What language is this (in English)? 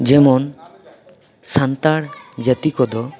Santali